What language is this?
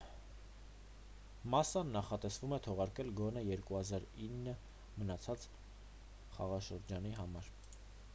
Armenian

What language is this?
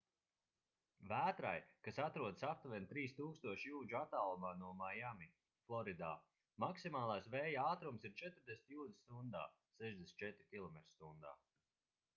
Latvian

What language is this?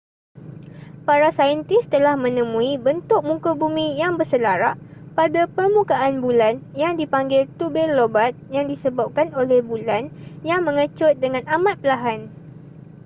Malay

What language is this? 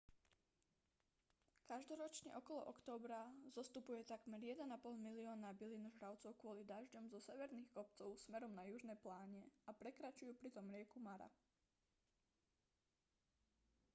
Slovak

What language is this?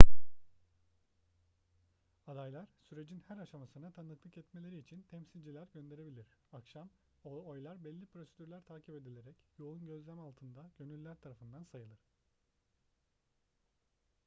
Turkish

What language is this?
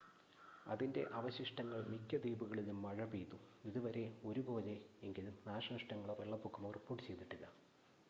Malayalam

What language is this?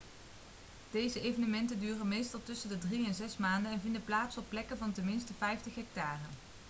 Dutch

